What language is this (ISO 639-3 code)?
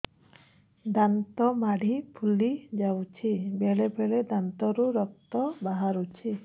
ori